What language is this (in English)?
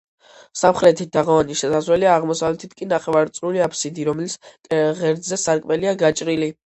Georgian